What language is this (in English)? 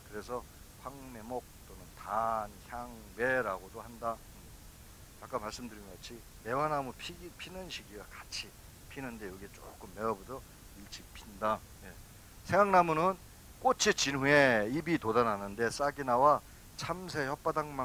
Korean